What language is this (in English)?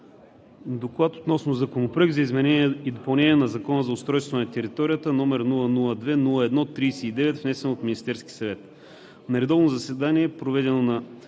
Bulgarian